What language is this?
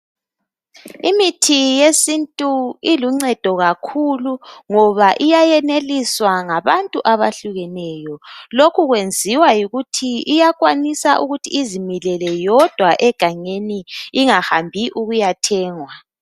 North Ndebele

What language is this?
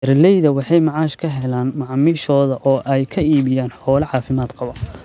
Somali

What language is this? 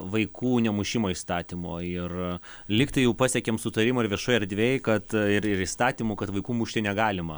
Lithuanian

